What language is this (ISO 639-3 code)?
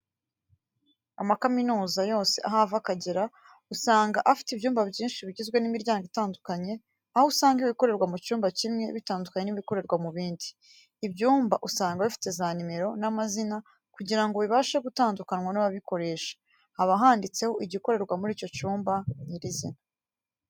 kin